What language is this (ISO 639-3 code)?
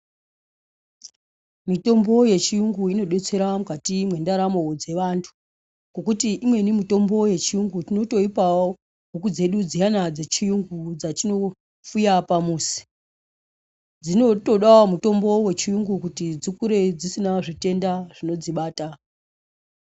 ndc